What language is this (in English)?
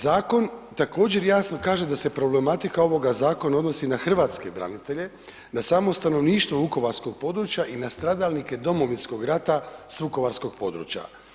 Croatian